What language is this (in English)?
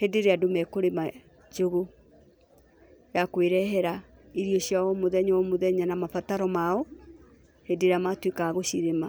Kikuyu